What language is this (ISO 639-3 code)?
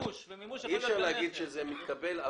heb